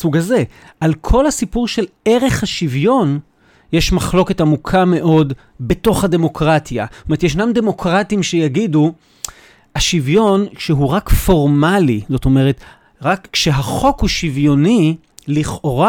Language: Hebrew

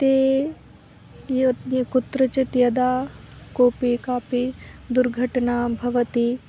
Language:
Sanskrit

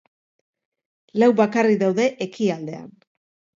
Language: Basque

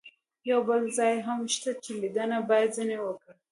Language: Pashto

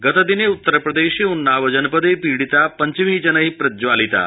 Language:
Sanskrit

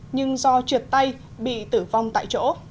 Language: Vietnamese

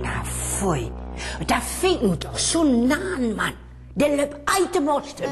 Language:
Dutch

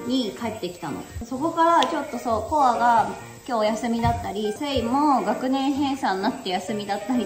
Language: Japanese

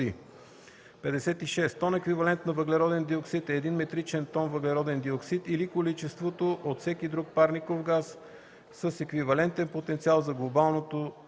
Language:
Bulgarian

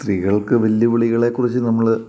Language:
Malayalam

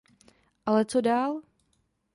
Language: Czech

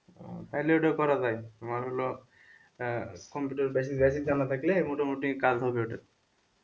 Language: Bangla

